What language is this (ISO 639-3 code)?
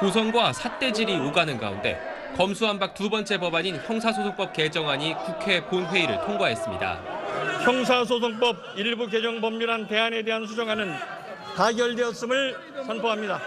kor